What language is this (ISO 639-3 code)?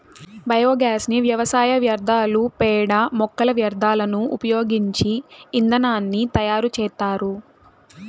tel